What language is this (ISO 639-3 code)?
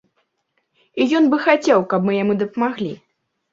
bel